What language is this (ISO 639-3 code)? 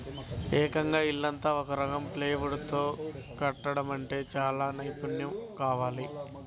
tel